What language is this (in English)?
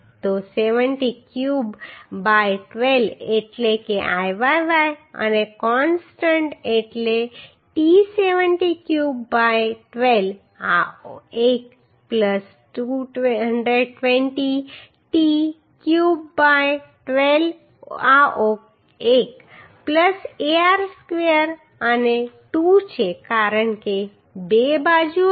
Gujarati